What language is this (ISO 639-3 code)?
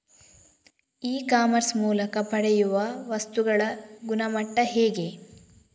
kan